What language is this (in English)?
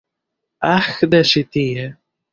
Esperanto